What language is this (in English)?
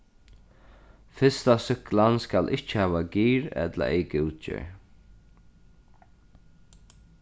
Faroese